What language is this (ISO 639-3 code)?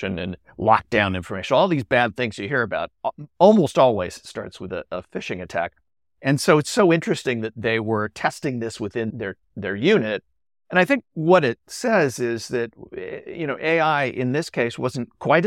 eng